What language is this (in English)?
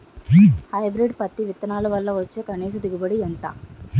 Telugu